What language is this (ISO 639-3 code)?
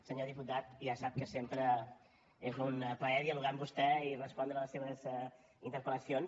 cat